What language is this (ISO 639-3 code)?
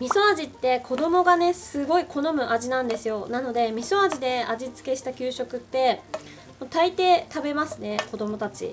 jpn